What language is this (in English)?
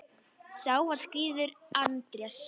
Icelandic